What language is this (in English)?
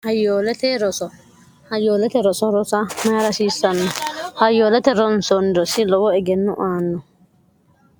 Sidamo